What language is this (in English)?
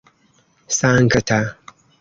Esperanto